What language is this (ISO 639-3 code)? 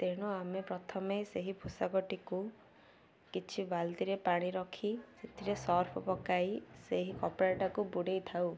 ori